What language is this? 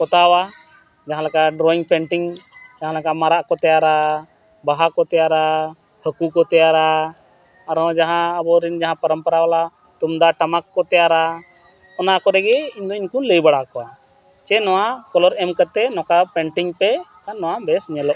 Santali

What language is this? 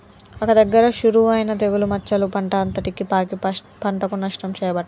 Telugu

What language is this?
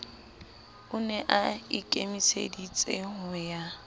Southern Sotho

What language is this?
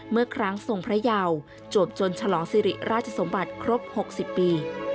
Thai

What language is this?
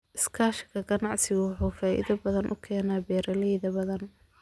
Somali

